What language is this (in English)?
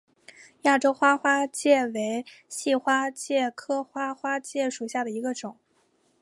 Chinese